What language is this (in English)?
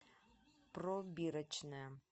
Russian